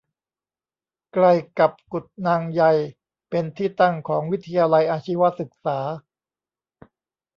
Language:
Thai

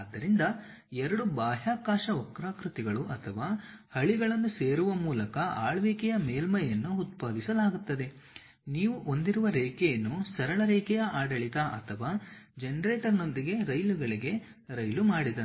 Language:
Kannada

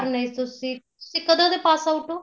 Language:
Punjabi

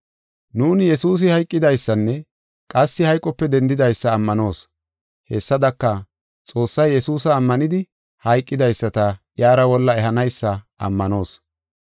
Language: Gofa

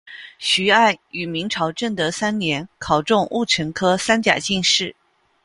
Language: Chinese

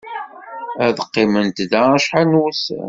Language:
Kabyle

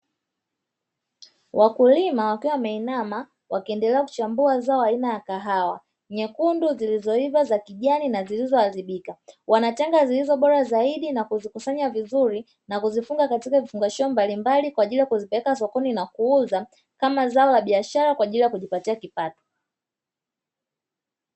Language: Swahili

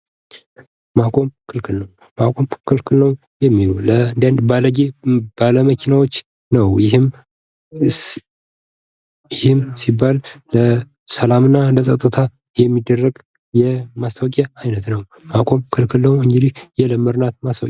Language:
Amharic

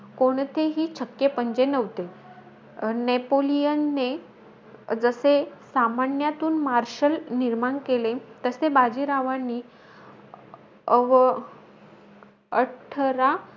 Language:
Marathi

